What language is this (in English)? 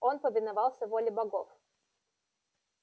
Russian